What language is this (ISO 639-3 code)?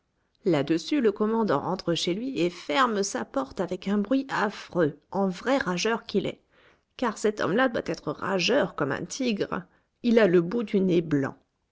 fra